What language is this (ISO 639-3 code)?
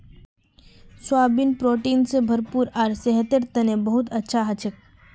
mag